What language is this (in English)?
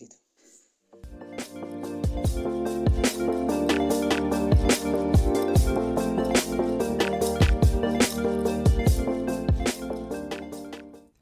Hebrew